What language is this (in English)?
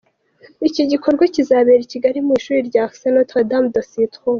Kinyarwanda